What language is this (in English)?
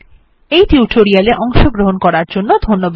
Bangla